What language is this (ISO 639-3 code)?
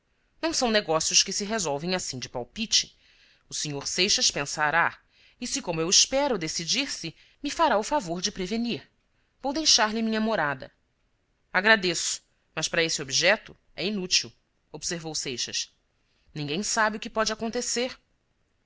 por